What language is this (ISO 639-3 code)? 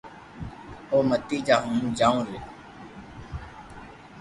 lrk